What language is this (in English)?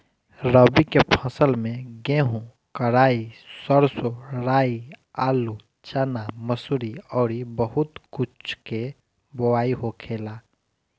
Bhojpuri